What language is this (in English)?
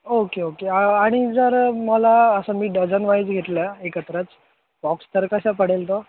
Marathi